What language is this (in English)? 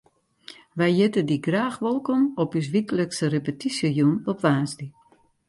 Western Frisian